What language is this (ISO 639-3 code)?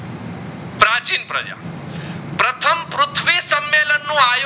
guj